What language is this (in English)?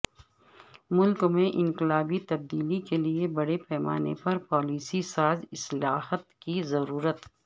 Urdu